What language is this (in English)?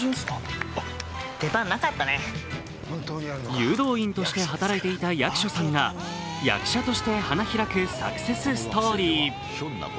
Japanese